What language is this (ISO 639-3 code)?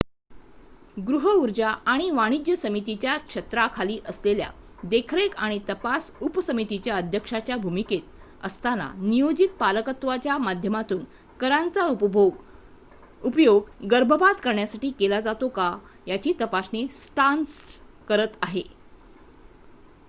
mar